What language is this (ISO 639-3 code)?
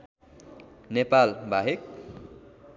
nep